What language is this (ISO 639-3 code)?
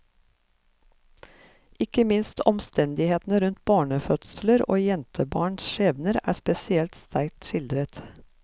nor